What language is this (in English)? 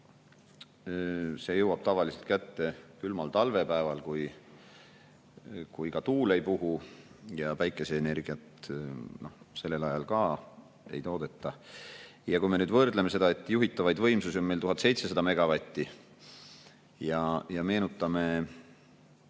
Estonian